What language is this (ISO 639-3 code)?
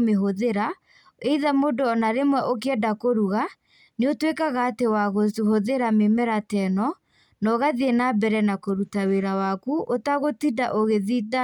kik